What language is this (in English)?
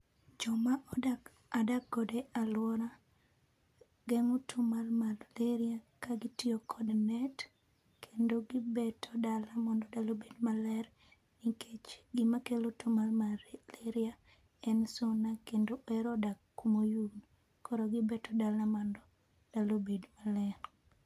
Luo (Kenya and Tanzania)